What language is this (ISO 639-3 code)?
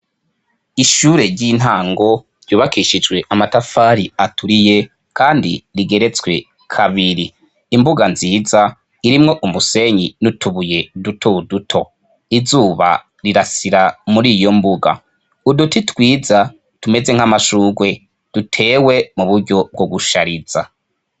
run